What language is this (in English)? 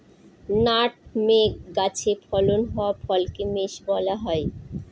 Bangla